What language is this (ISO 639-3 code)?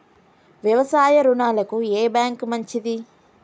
tel